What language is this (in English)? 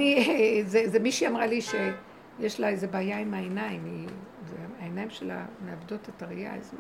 Hebrew